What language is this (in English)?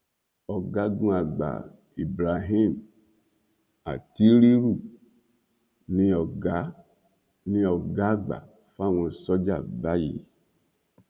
Yoruba